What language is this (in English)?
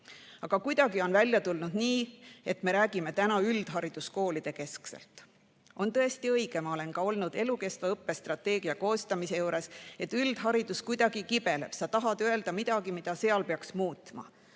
Estonian